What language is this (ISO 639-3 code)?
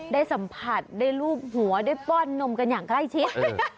tha